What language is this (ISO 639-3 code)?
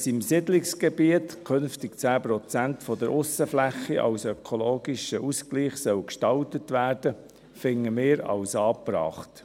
gsw